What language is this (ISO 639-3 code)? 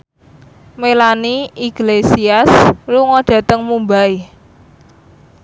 jav